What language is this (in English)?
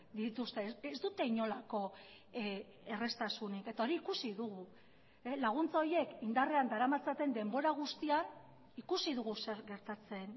Basque